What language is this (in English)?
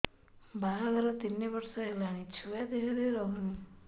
Odia